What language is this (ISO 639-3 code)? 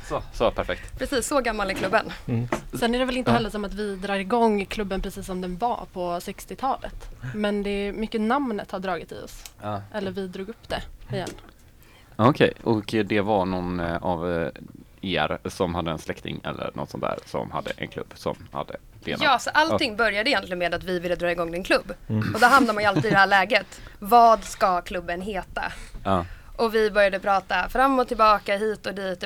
swe